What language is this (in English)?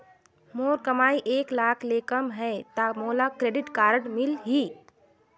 Chhattisgarhi